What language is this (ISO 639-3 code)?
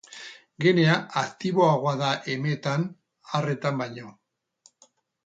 eus